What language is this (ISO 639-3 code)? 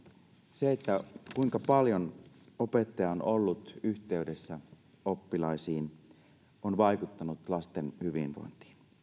fin